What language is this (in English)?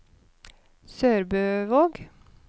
Norwegian